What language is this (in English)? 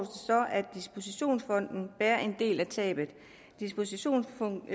Danish